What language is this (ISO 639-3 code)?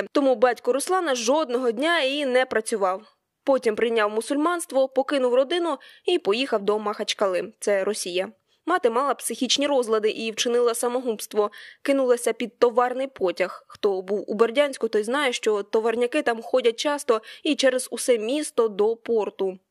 ukr